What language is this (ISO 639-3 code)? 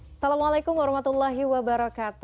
ind